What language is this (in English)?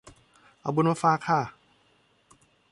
Thai